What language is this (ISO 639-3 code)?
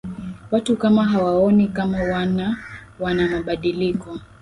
swa